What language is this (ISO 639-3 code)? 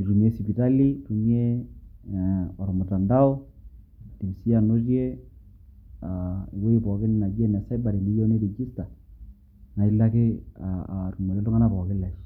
mas